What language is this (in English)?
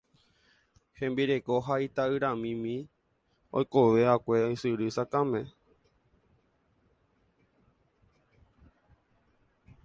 Guarani